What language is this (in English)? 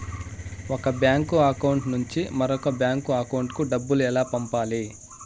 Telugu